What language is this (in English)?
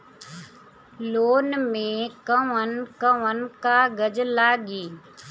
Bhojpuri